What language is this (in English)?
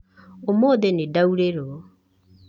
Kikuyu